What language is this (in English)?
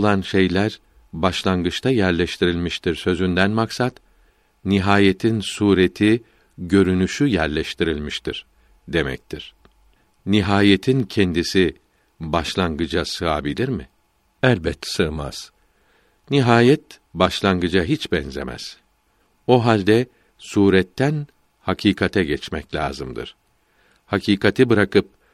Turkish